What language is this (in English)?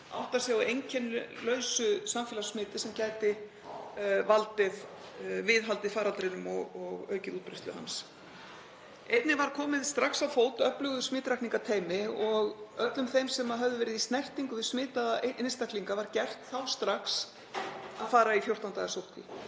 Icelandic